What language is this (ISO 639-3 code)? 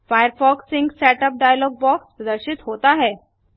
hin